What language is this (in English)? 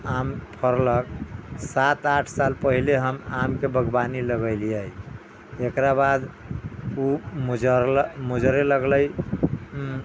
Maithili